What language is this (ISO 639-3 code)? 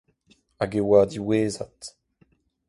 bre